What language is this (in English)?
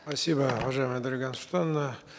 Kazakh